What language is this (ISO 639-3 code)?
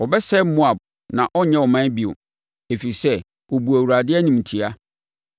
aka